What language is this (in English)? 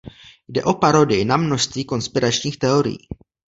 Czech